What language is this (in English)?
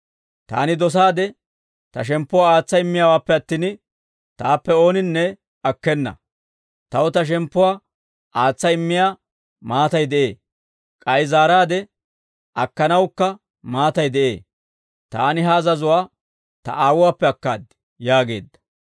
Dawro